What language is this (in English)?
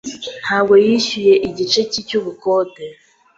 Kinyarwanda